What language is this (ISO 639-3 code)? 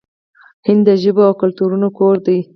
pus